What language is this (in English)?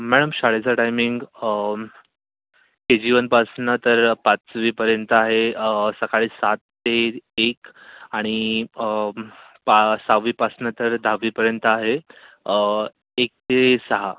Marathi